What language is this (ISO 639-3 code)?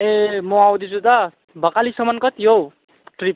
nep